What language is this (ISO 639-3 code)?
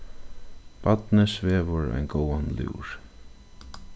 fao